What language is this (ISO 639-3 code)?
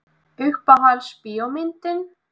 isl